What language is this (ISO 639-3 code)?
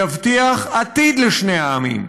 heb